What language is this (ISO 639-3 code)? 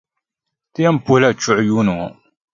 dag